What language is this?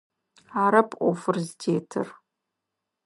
Adyghe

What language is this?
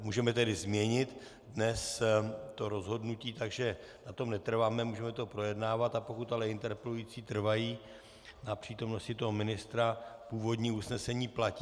Czech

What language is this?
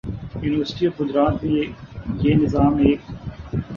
Urdu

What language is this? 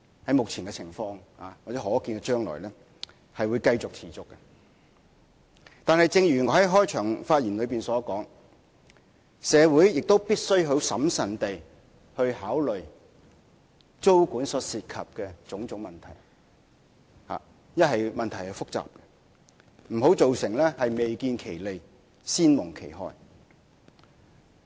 Cantonese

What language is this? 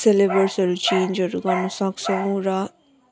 Nepali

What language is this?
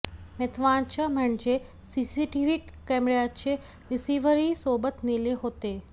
Marathi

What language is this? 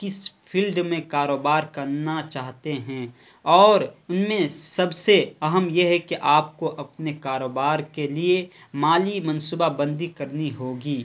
Urdu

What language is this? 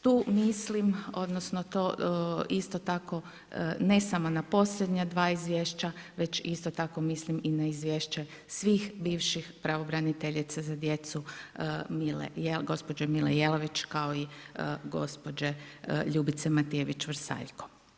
Croatian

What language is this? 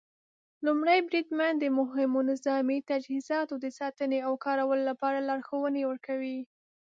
Pashto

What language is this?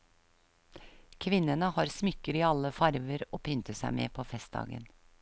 Norwegian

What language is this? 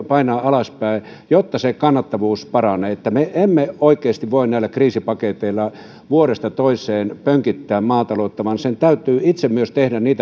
Finnish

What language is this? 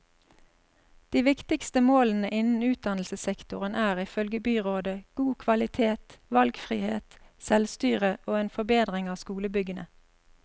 Norwegian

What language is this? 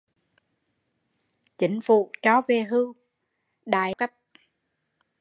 Vietnamese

